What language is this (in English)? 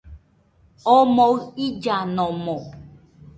Nüpode Huitoto